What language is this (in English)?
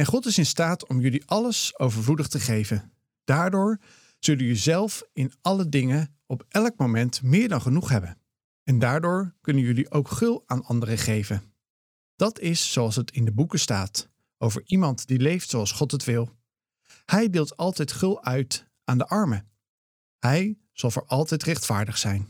Dutch